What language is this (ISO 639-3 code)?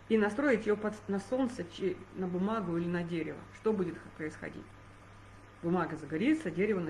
rus